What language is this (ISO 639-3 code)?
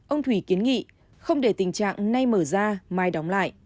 vie